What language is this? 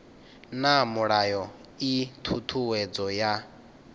Venda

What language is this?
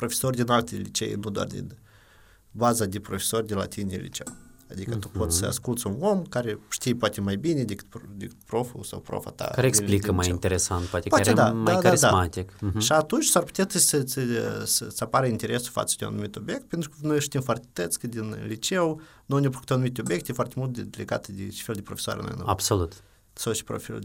Romanian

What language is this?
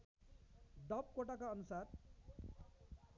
Nepali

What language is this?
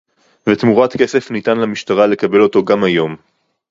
Hebrew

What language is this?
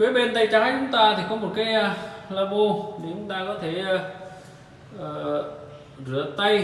Vietnamese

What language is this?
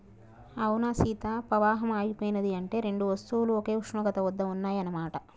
Telugu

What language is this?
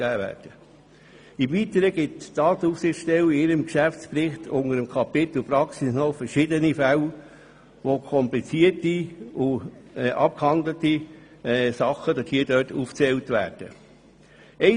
Swiss German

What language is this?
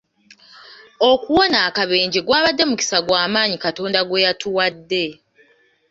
Ganda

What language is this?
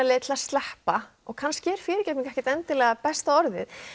Icelandic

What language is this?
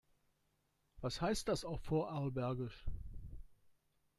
German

